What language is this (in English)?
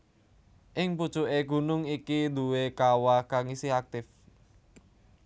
Javanese